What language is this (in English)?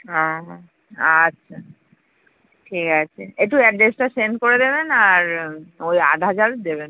Bangla